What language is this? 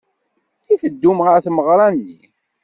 Kabyle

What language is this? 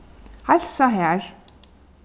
Faroese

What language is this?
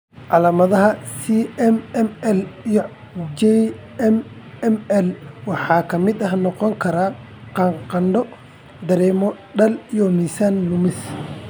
Somali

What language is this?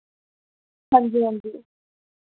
Dogri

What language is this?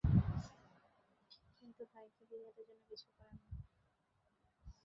Bangla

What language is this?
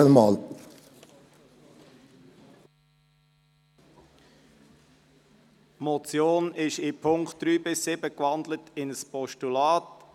Swiss German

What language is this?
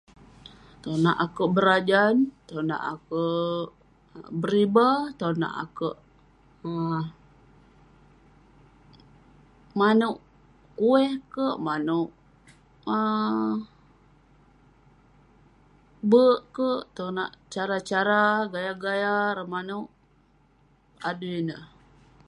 Western Penan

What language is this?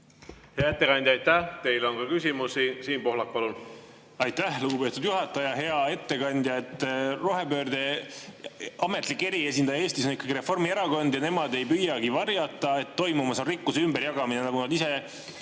Estonian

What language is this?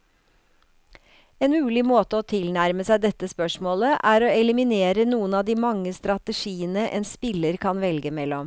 Norwegian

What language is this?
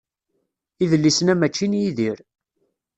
Kabyle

